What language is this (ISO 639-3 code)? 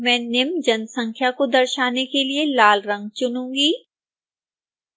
hin